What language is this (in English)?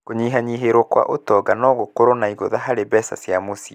Kikuyu